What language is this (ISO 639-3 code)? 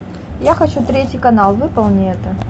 rus